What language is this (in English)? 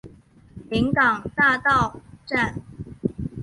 Chinese